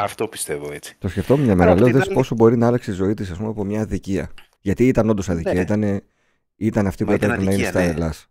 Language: Greek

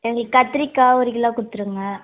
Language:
Tamil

